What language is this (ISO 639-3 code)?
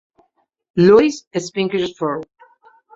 spa